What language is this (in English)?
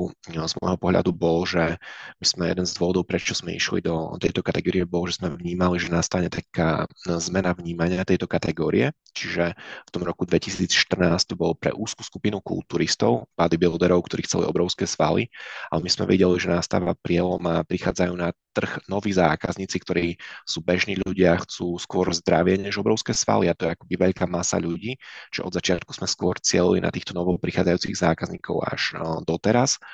Czech